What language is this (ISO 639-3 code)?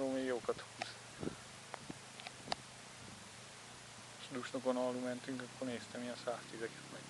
hun